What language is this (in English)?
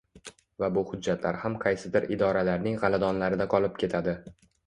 Uzbek